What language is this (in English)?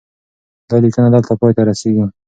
Pashto